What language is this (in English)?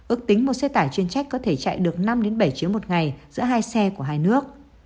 Vietnamese